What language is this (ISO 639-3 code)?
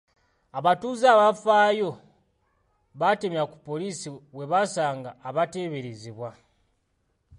lug